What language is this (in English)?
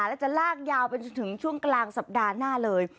Thai